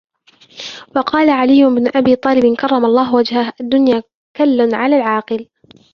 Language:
Arabic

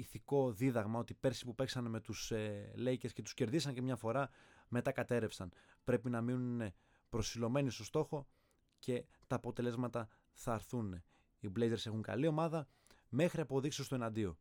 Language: Greek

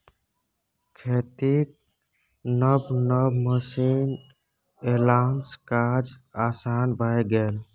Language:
Maithili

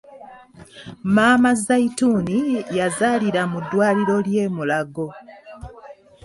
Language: Ganda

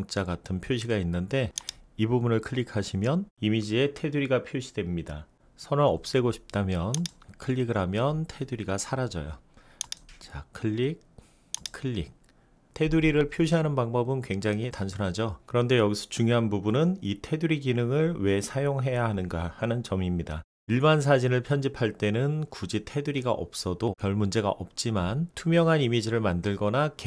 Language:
Korean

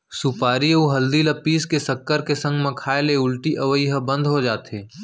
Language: Chhattisgarhi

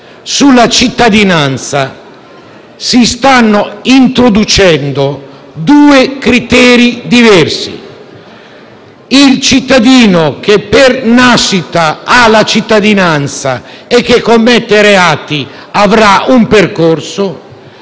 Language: Italian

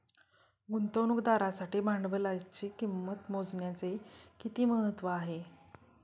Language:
Marathi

